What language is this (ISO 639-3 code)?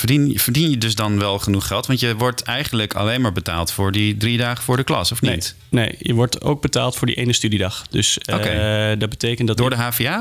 nld